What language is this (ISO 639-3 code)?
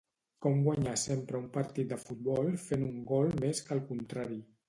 cat